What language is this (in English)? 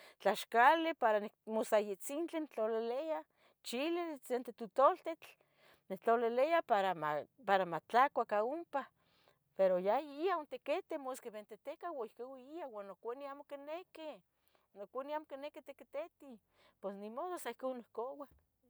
Tetelcingo Nahuatl